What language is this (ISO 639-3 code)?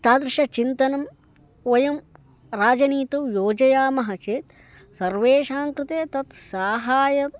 san